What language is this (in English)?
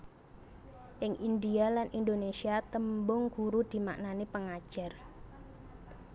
Javanese